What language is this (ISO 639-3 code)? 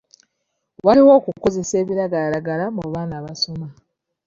lug